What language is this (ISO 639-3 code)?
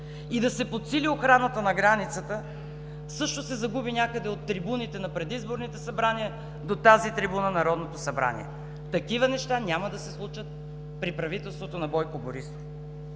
bul